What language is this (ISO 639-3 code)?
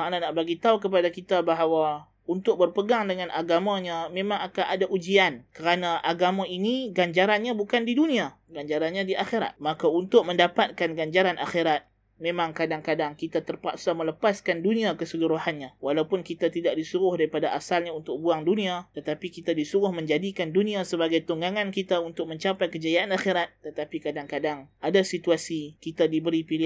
msa